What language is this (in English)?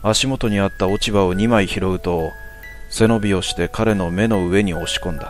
Japanese